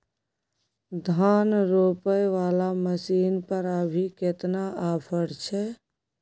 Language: Maithili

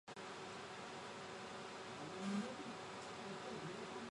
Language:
Chinese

